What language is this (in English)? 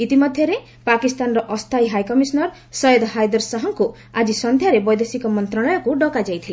Odia